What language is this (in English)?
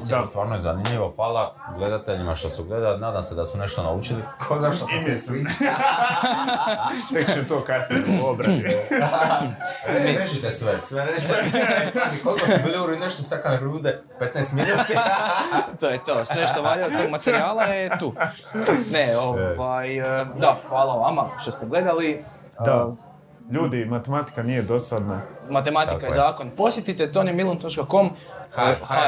Croatian